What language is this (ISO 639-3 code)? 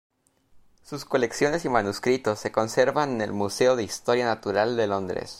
spa